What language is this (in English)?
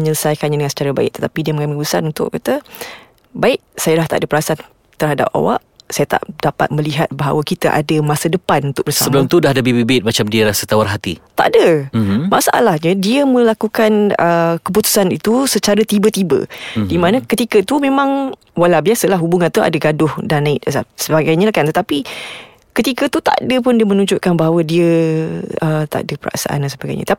Malay